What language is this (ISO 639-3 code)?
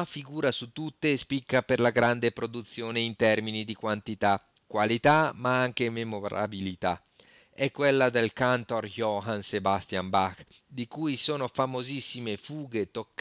ita